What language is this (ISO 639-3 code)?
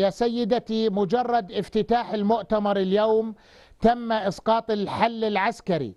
ara